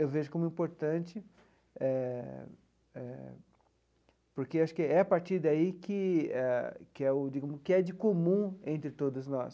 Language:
Portuguese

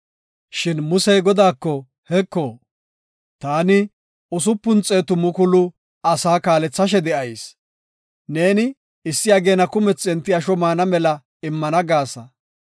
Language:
Gofa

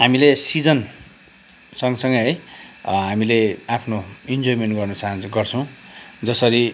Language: Nepali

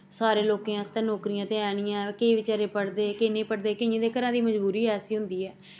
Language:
Dogri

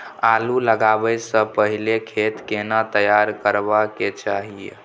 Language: Maithili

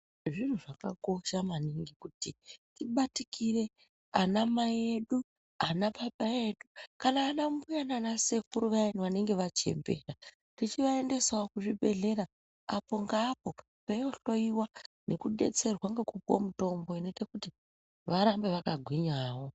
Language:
Ndau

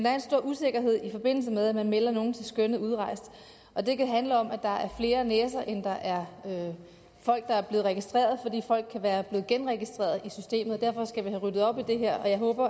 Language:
Danish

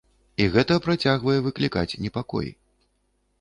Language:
Belarusian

